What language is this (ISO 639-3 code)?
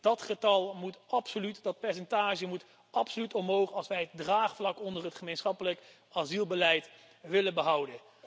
nld